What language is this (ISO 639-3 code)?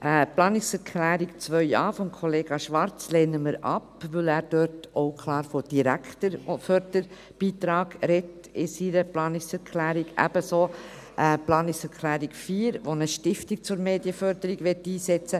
gsw